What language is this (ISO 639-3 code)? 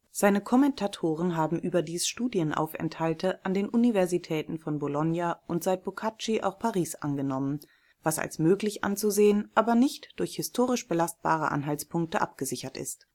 deu